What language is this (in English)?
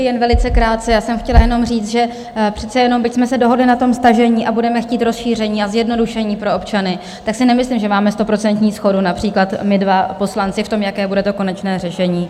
Czech